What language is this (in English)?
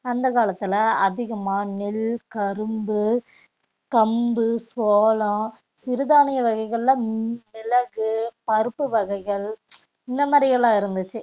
Tamil